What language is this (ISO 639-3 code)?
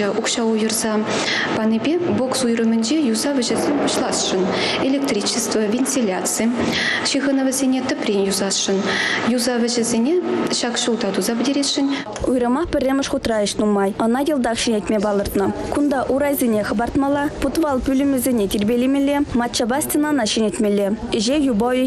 rus